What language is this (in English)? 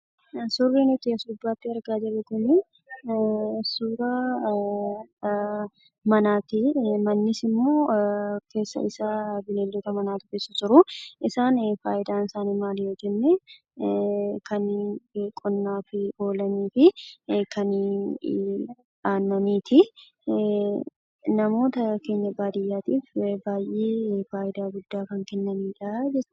Oromo